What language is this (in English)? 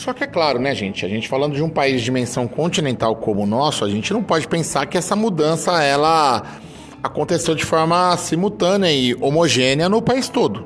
Portuguese